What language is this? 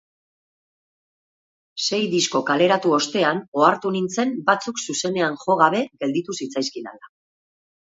Basque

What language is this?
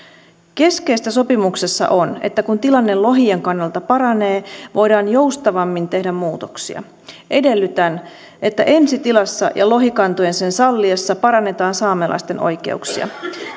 Finnish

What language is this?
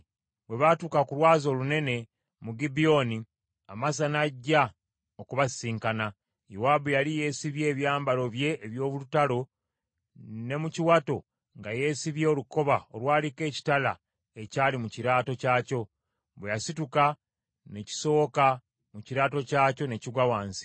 Ganda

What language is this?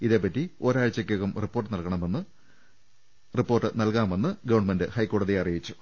Malayalam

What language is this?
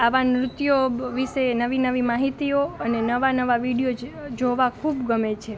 Gujarati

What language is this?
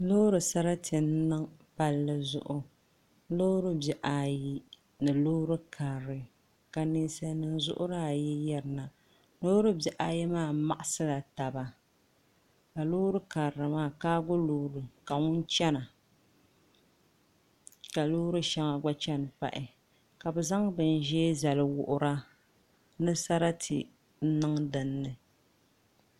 Dagbani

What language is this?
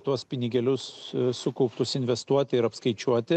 Lithuanian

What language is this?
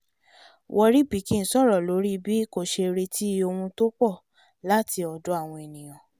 Yoruba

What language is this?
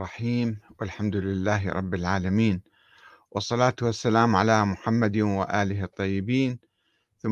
Arabic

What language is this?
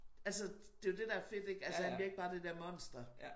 Danish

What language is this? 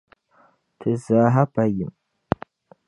Dagbani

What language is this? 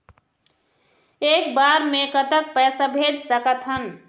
Chhattisgarhi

